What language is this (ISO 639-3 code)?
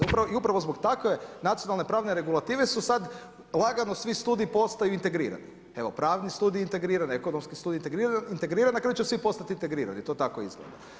hrv